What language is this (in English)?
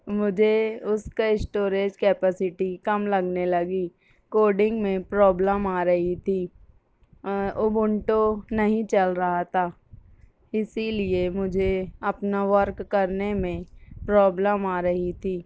Urdu